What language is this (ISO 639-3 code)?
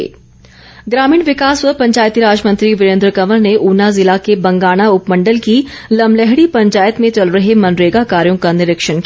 hin